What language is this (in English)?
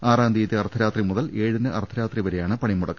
Malayalam